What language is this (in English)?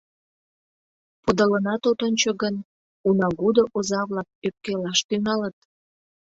Mari